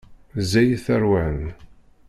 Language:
Kabyle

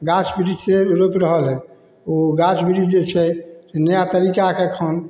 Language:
Maithili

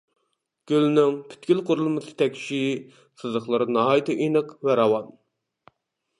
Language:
Uyghur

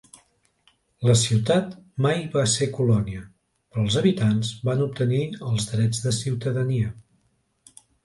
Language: Catalan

